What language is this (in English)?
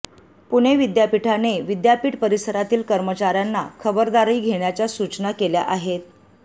Marathi